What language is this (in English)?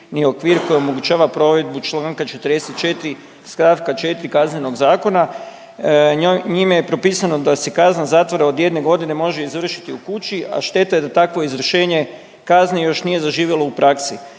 Croatian